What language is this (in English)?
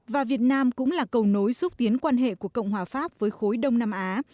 Vietnamese